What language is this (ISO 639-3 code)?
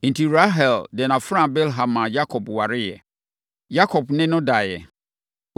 aka